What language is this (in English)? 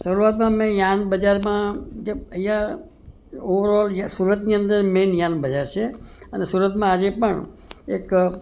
Gujarati